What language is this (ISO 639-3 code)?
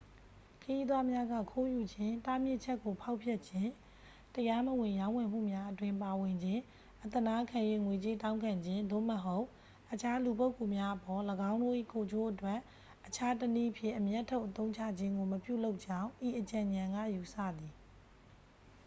mya